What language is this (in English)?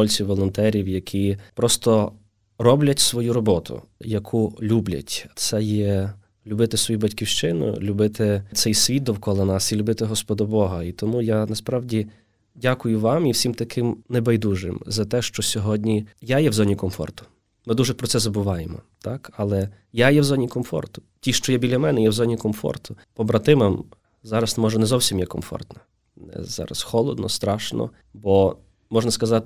Ukrainian